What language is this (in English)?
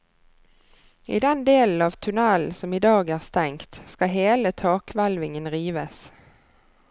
Norwegian